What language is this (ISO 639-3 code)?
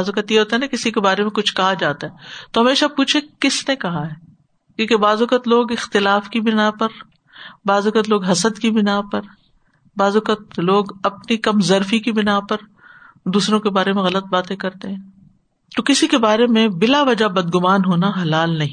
urd